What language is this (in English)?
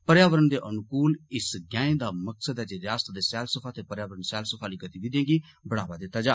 Dogri